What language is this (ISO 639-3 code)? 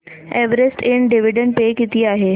mar